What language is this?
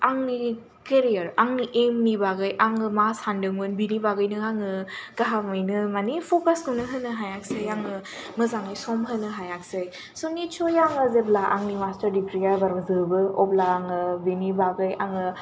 Bodo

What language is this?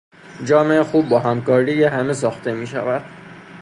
Persian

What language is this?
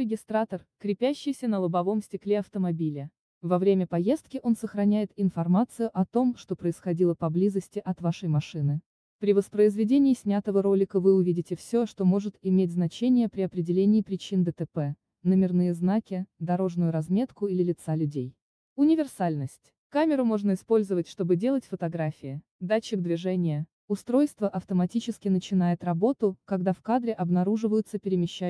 Russian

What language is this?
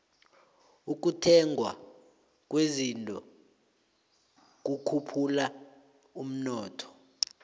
South Ndebele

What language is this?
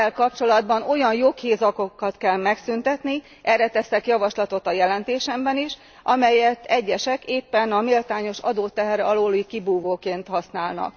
Hungarian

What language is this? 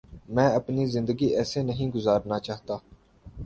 Urdu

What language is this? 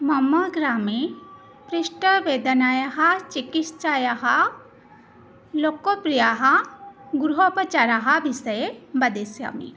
Sanskrit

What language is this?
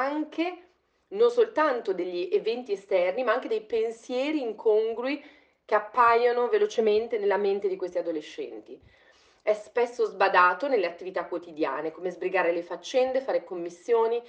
Italian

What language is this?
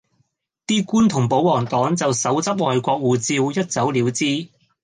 Cantonese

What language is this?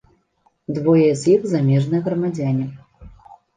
Belarusian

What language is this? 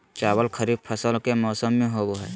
Magahi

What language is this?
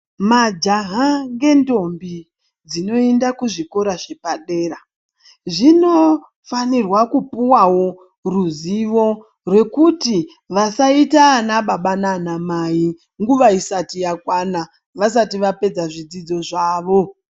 Ndau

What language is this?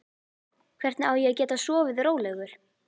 Icelandic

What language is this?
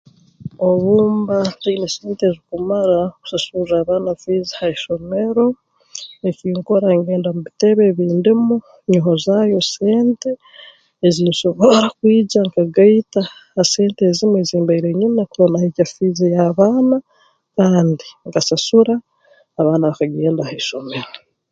Tooro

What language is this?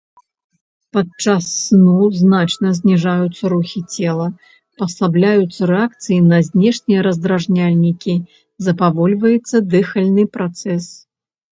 Belarusian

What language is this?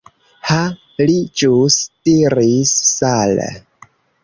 Esperanto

